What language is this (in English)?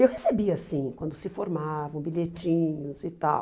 Portuguese